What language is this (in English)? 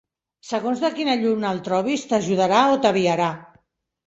Catalan